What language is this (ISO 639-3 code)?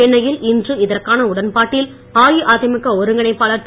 tam